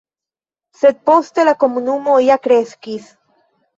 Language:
Esperanto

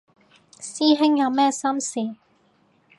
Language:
Cantonese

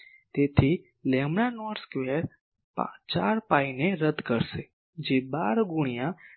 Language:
Gujarati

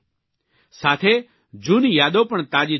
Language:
Gujarati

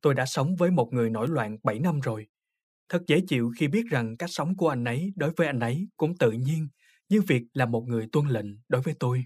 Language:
Vietnamese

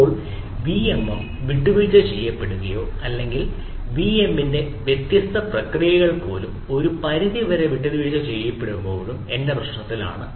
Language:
Malayalam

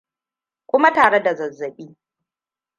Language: Hausa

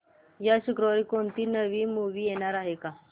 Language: Marathi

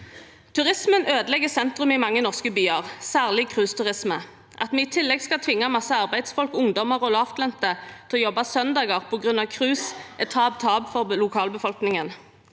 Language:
Norwegian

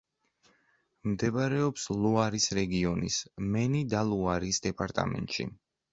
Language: Georgian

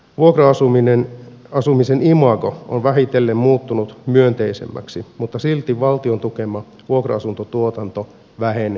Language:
Finnish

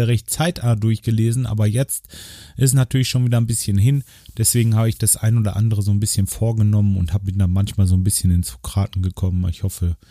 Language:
German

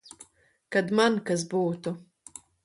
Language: Latvian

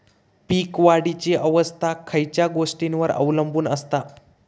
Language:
Marathi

